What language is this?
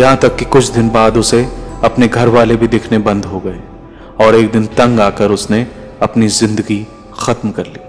Hindi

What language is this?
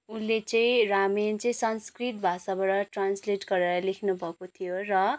Nepali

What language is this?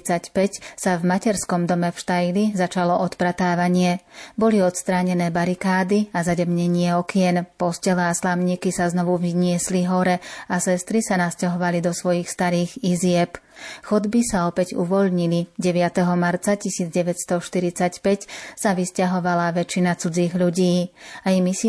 Slovak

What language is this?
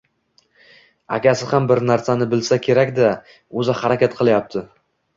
Uzbek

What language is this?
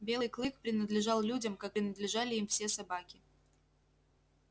Russian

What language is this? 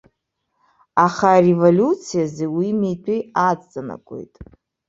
Abkhazian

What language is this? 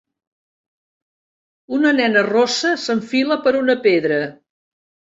Catalan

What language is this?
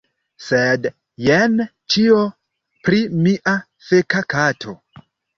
Esperanto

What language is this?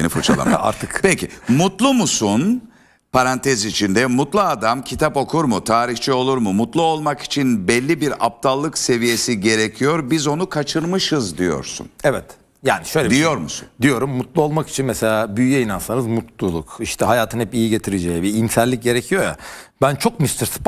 Turkish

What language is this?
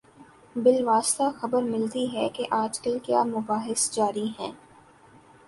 Urdu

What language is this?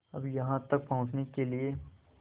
Hindi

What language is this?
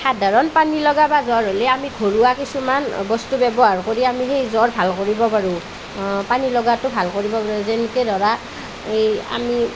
Assamese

